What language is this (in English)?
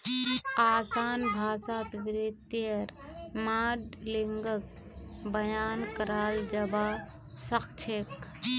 Magahi